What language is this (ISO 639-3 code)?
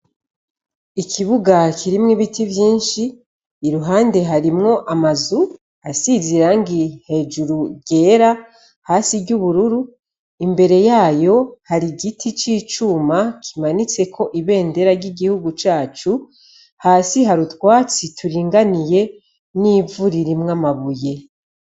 run